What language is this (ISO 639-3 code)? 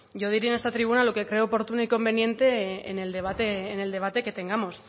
spa